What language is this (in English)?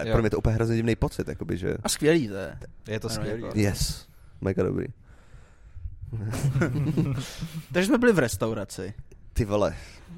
Czech